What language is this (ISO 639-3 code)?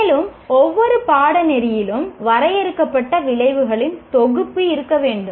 tam